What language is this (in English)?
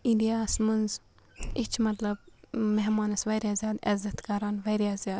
Kashmiri